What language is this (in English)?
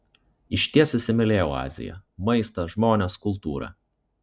Lithuanian